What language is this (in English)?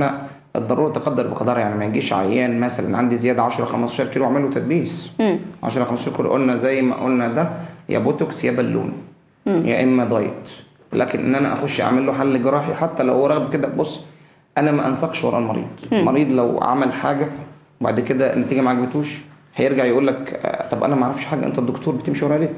Arabic